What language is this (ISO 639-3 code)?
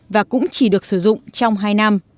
vie